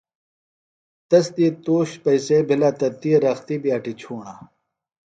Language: Phalura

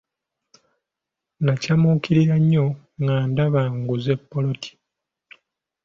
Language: Ganda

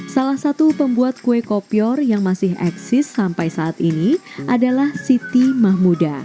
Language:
Indonesian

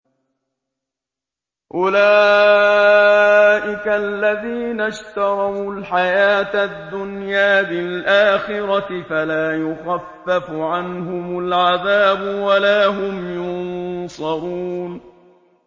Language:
Arabic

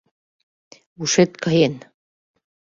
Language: Mari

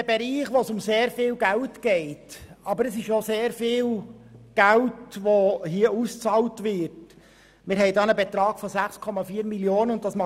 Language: Swiss German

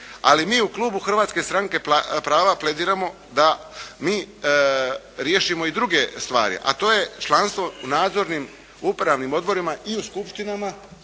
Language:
Croatian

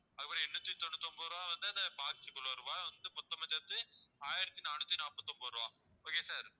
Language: Tamil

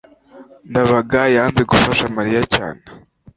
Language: Kinyarwanda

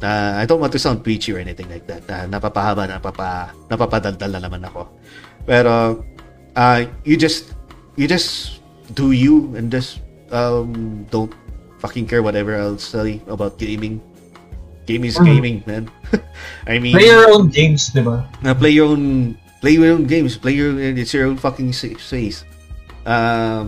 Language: Filipino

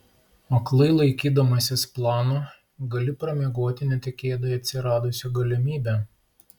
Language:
Lithuanian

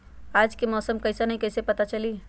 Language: Magahi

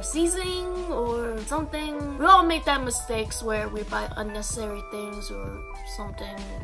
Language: English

